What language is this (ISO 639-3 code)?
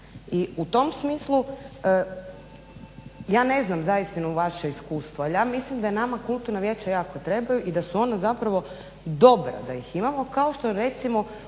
hrv